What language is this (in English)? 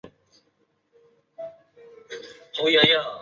Chinese